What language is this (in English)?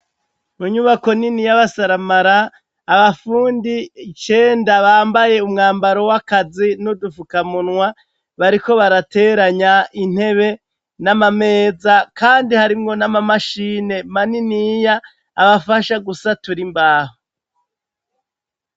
Rundi